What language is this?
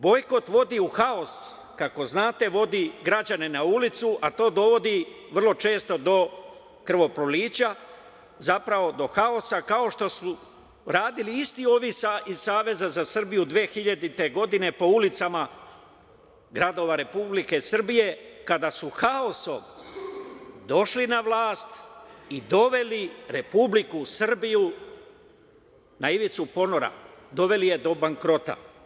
Serbian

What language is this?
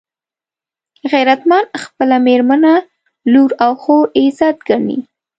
Pashto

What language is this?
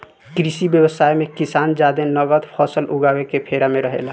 Bhojpuri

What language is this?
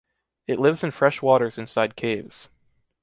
English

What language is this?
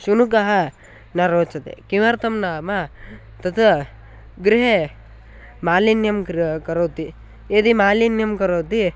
Sanskrit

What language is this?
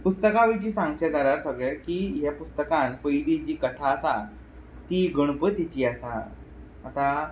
Konkani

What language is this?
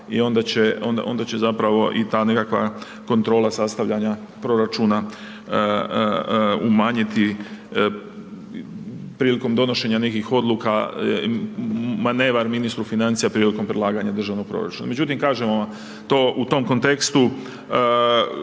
Croatian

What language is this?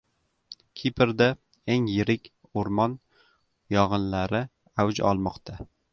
Uzbek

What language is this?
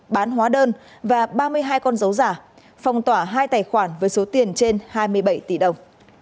Vietnamese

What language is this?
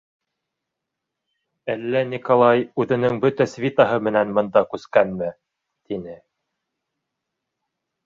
Bashkir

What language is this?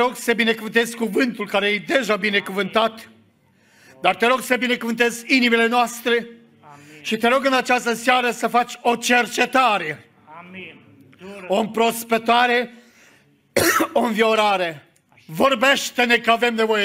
Romanian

